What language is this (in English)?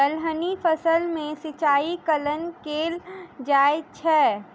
Maithili